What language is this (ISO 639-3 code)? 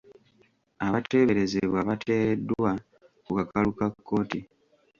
lug